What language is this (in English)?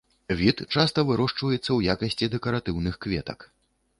Belarusian